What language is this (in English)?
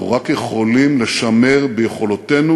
Hebrew